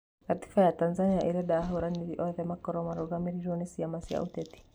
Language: Kikuyu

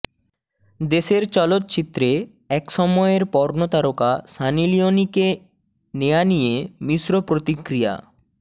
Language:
Bangla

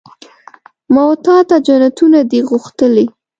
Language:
Pashto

